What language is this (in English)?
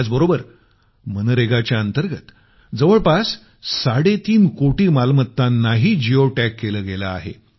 Marathi